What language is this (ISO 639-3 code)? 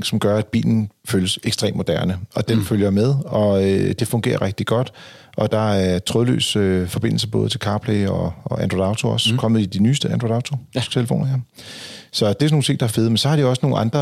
dan